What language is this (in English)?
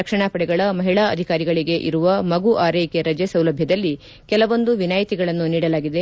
Kannada